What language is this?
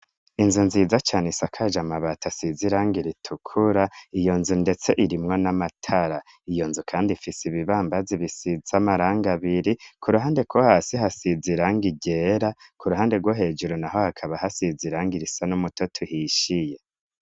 Rundi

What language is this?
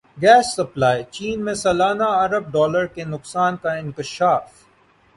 Urdu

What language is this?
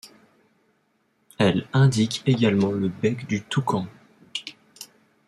French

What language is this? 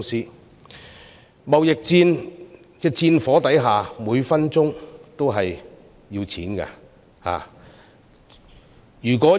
Cantonese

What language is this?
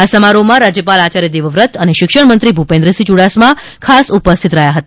Gujarati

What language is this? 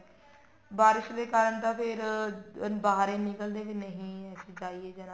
Punjabi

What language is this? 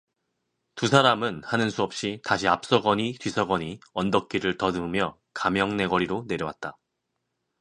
Korean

